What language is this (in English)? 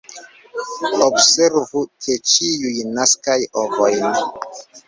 Esperanto